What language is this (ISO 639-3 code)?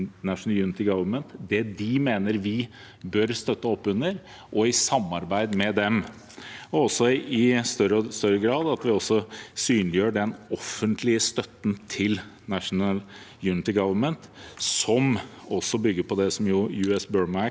nor